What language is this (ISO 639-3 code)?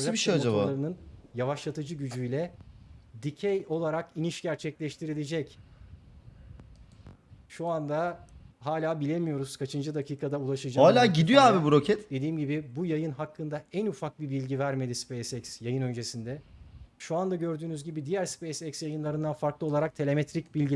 tur